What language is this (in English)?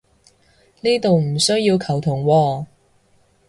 Cantonese